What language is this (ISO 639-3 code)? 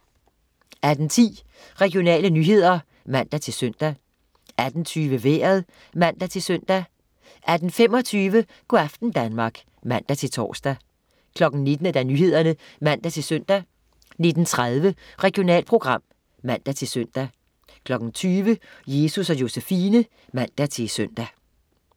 dan